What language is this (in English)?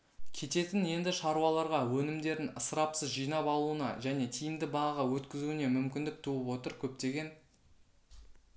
Kazakh